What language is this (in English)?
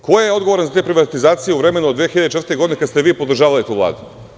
Serbian